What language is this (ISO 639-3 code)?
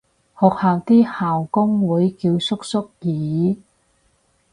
yue